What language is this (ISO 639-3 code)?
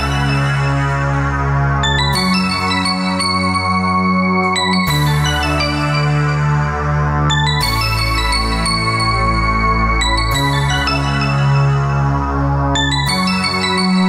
lav